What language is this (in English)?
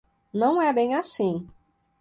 Portuguese